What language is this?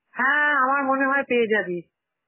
Bangla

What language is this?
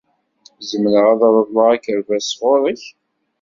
Kabyle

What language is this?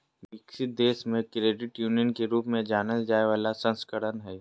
Magahi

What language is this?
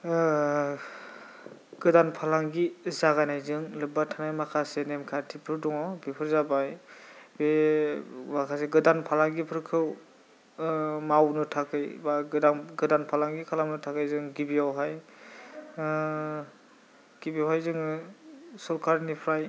Bodo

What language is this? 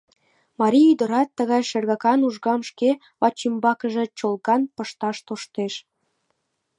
Mari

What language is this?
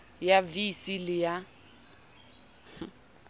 Southern Sotho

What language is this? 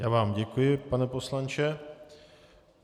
Czech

